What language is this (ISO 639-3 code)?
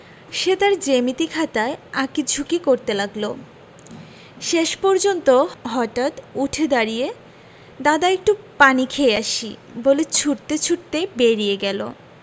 ben